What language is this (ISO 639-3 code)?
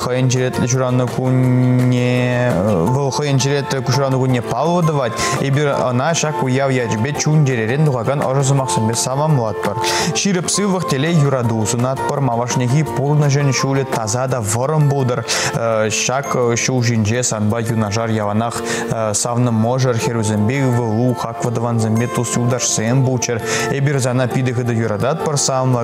rus